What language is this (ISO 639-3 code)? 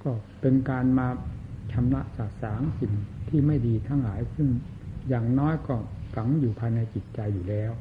tha